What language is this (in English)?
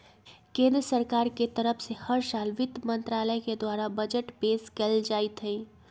Magahi